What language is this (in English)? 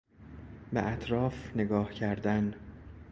Persian